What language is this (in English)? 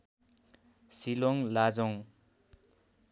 Nepali